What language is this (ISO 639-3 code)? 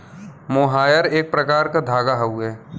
bho